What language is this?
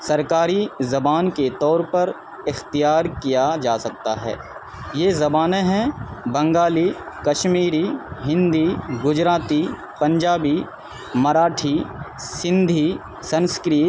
Urdu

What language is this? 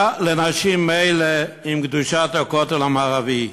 Hebrew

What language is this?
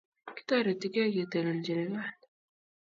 Kalenjin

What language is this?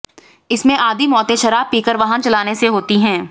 Hindi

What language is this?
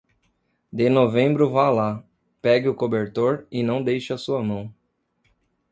Portuguese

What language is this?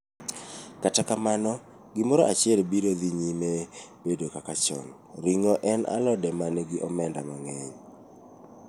Luo (Kenya and Tanzania)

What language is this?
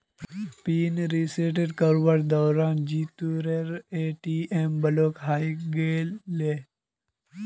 Magahi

